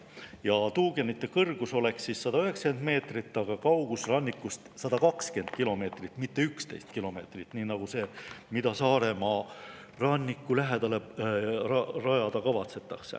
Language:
Estonian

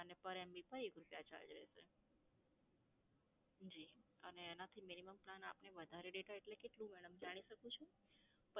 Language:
Gujarati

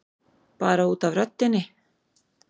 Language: Icelandic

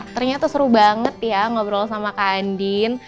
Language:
Indonesian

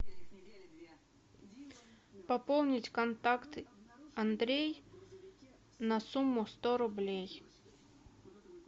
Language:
Russian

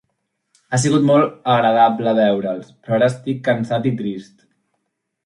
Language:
Catalan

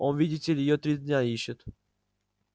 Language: Russian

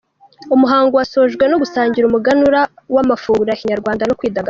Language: Kinyarwanda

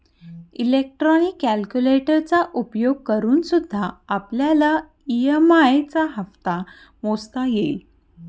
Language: Marathi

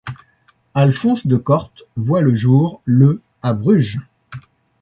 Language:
French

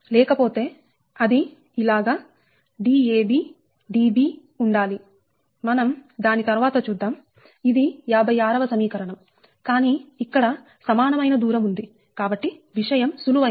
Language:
Telugu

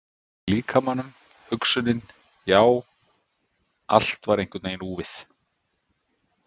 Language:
Icelandic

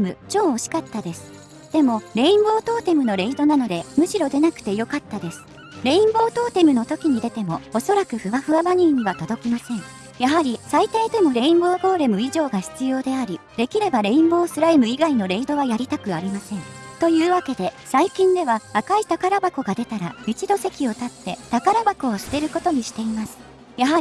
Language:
Japanese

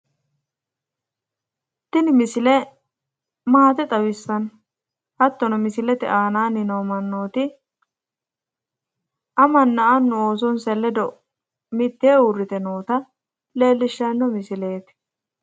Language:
Sidamo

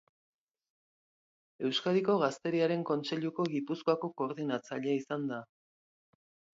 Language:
Basque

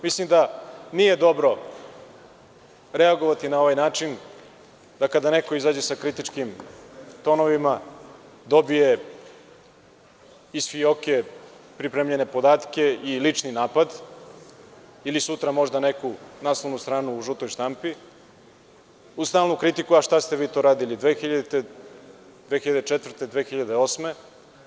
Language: Serbian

